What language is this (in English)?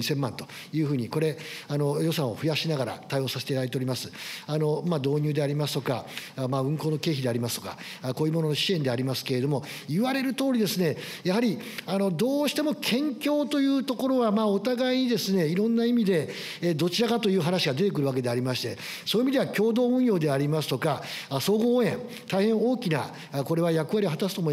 Japanese